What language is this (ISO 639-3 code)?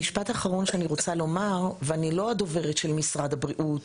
heb